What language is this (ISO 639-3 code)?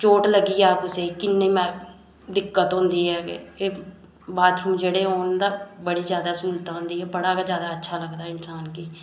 doi